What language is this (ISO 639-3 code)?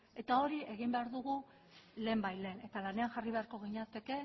eus